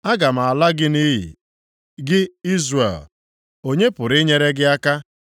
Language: Igbo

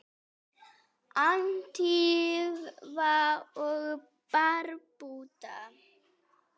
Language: Icelandic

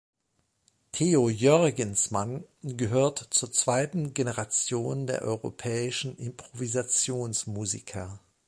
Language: German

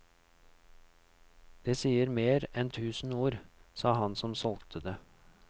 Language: Norwegian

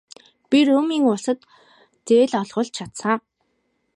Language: Mongolian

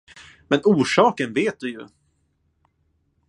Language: Swedish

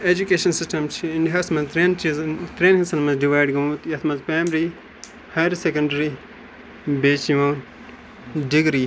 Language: Kashmiri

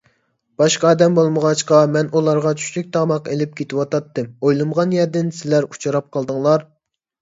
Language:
Uyghur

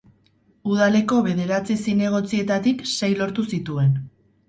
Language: Basque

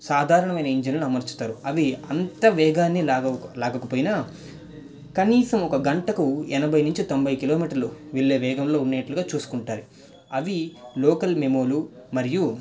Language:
Telugu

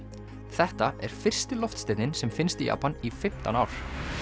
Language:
Icelandic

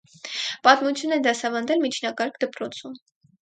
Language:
Armenian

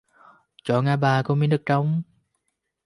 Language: Vietnamese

